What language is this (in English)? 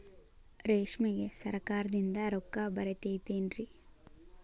Kannada